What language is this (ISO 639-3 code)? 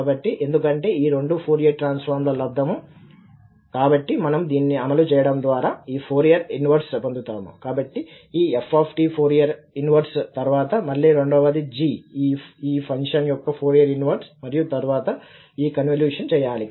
tel